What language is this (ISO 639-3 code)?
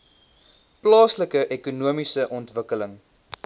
afr